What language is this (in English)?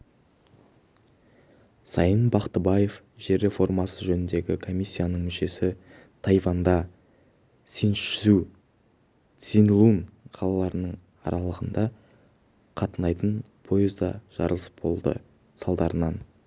Kazakh